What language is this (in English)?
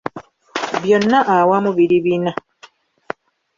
Ganda